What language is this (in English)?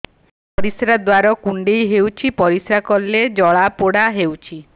Odia